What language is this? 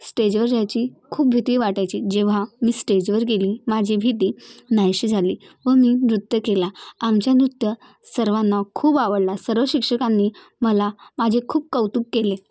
Marathi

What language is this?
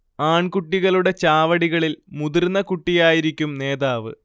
Malayalam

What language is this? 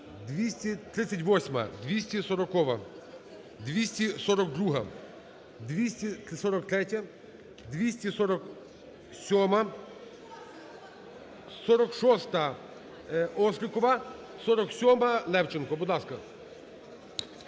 Ukrainian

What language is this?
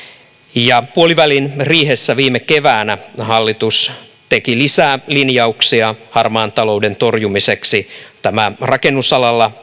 Finnish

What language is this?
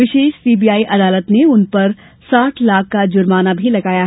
Hindi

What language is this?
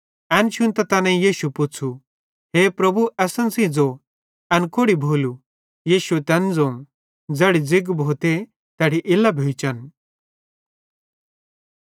Bhadrawahi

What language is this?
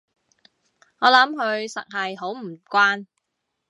Cantonese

